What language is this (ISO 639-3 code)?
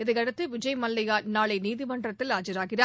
tam